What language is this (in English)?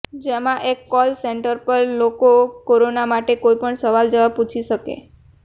Gujarati